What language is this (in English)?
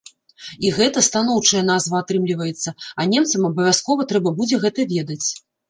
Belarusian